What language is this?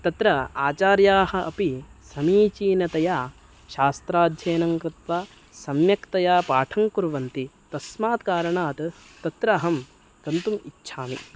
Sanskrit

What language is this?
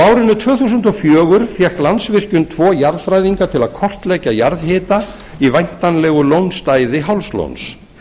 Icelandic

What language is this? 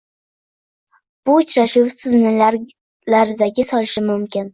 Uzbek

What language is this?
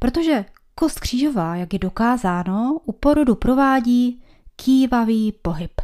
Czech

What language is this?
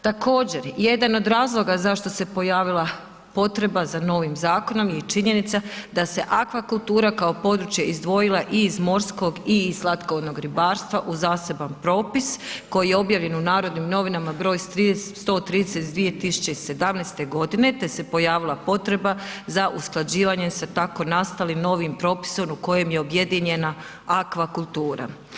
Croatian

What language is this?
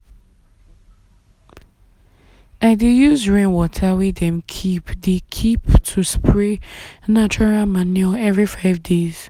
Nigerian Pidgin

